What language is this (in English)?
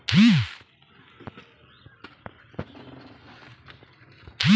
Bhojpuri